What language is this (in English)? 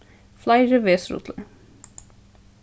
Faroese